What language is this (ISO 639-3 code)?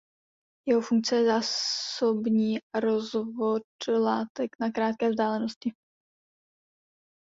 ces